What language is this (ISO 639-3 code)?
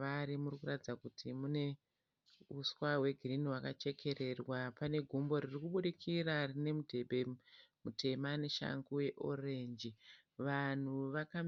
sna